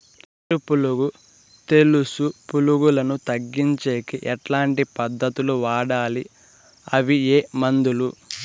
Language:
Telugu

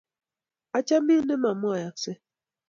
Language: Kalenjin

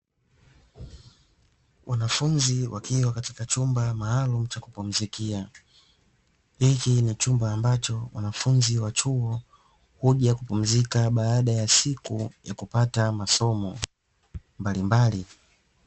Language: Swahili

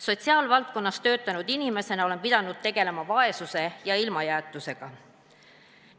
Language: Estonian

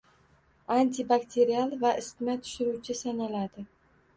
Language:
Uzbek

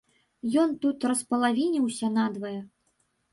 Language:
Belarusian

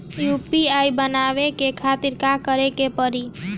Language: Bhojpuri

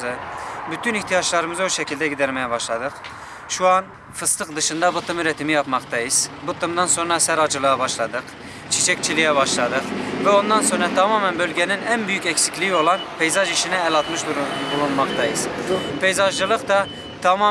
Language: Turkish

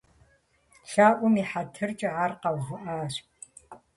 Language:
Kabardian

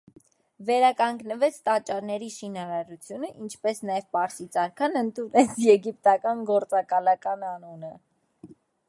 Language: Armenian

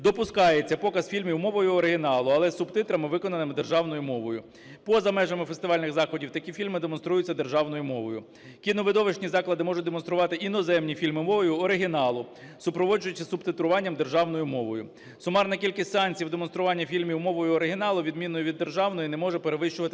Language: Ukrainian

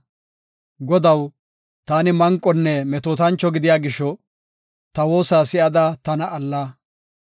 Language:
Gofa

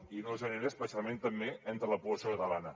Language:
Catalan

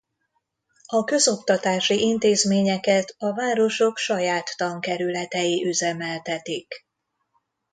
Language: Hungarian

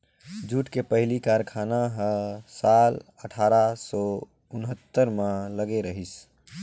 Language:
Chhattisgarhi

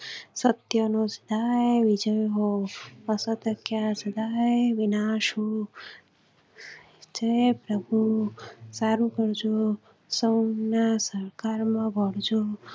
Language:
Gujarati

